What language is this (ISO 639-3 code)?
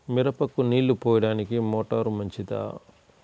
tel